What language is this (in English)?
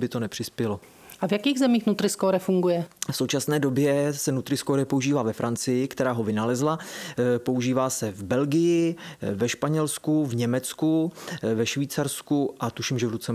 Czech